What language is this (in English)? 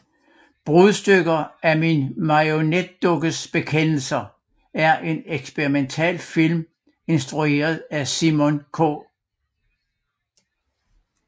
Danish